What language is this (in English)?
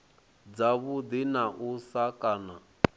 Venda